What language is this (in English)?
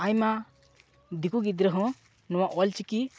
Santali